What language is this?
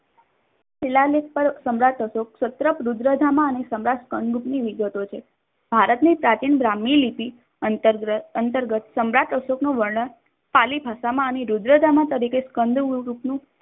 Gujarati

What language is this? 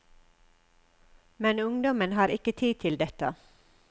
Norwegian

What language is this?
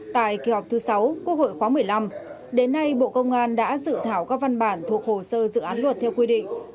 Vietnamese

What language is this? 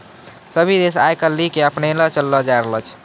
Maithili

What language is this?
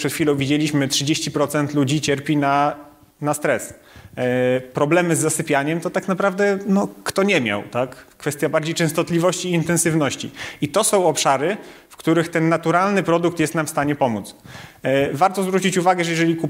Polish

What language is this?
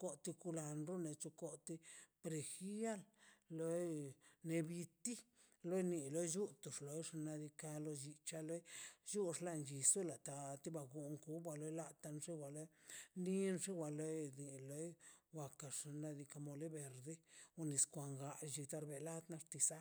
Mazaltepec Zapotec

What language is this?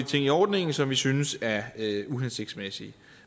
Danish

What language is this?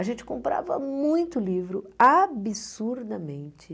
Portuguese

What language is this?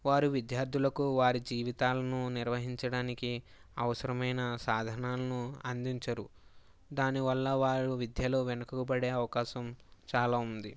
Telugu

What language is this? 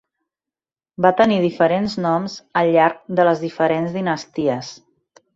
Catalan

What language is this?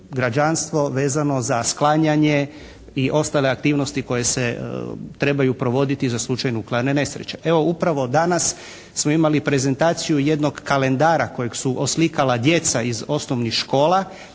Croatian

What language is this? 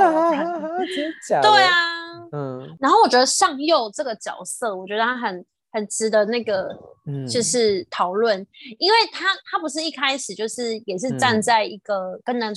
Chinese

